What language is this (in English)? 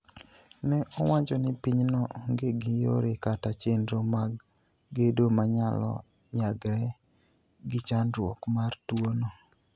Luo (Kenya and Tanzania)